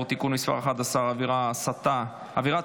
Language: Hebrew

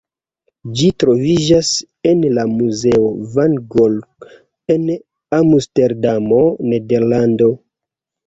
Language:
Esperanto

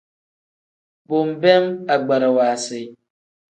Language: Tem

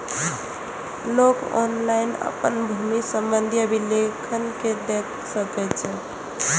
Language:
Maithili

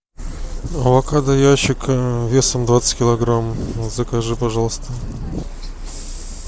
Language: Russian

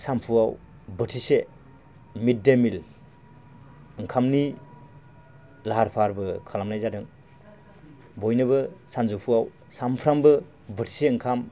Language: Bodo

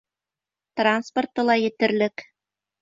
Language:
Bashkir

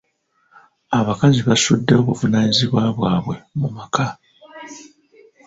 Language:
Ganda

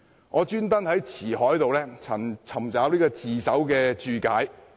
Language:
Cantonese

